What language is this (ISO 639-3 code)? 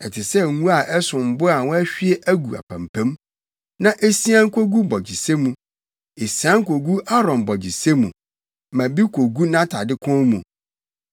aka